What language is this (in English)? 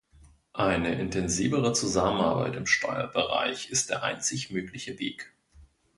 German